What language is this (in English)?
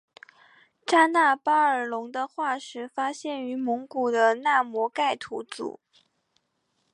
Chinese